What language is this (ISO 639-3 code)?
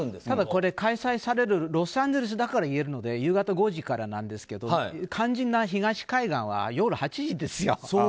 jpn